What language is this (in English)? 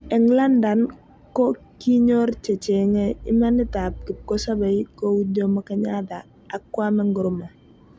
Kalenjin